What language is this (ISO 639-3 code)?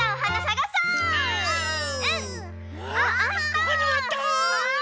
jpn